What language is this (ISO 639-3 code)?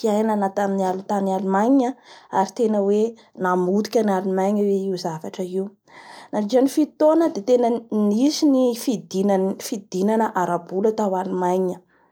bhr